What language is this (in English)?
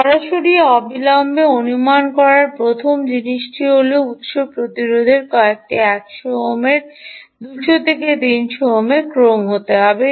Bangla